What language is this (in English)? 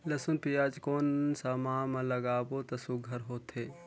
Chhattisgarhi